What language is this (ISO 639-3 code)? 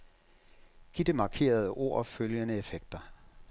dan